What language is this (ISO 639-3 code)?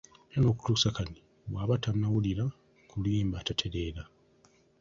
lug